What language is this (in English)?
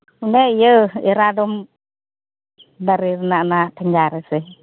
Santali